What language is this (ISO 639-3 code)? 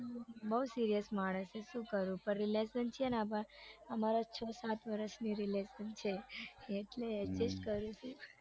guj